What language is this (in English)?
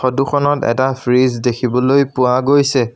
Assamese